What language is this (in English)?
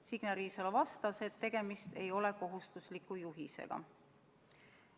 Estonian